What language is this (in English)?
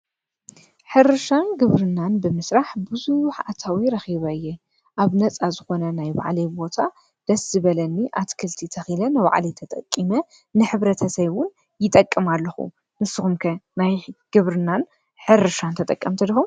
Tigrinya